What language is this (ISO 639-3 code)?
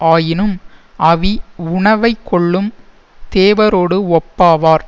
tam